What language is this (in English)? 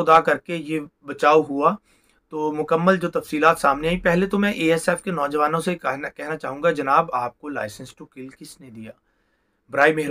Hindi